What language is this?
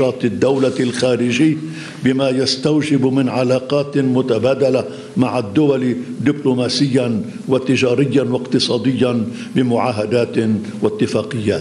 Arabic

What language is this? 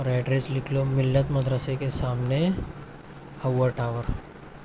Urdu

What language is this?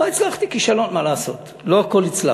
Hebrew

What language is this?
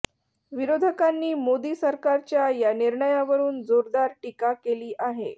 Marathi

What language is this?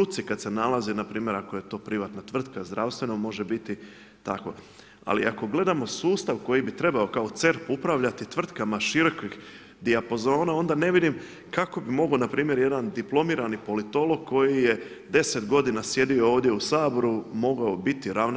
Croatian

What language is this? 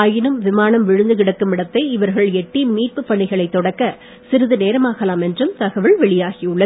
Tamil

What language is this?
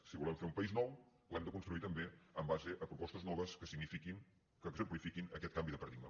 Catalan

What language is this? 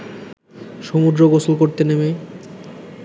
Bangla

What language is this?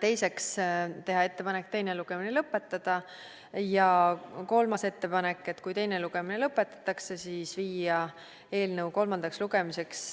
Estonian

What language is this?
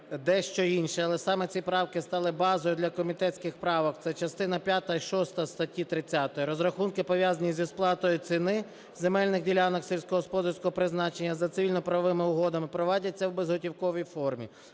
Ukrainian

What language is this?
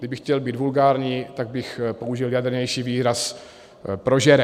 Czech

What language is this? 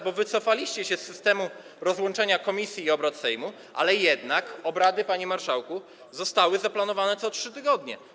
Polish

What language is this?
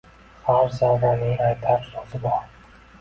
Uzbek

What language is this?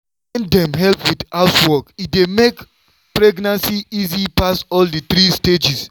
Nigerian Pidgin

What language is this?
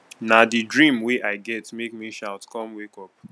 Nigerian Pidgin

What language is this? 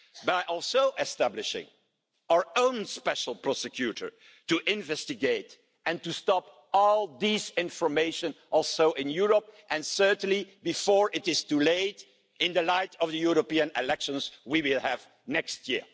English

